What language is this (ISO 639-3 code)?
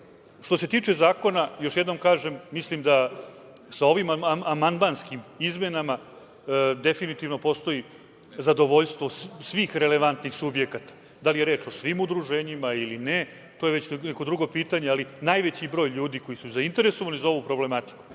srp